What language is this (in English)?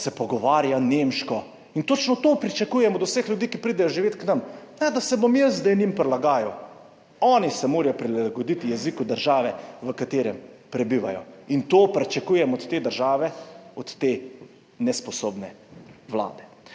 Slovenian